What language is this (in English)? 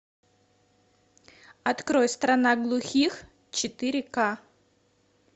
Russian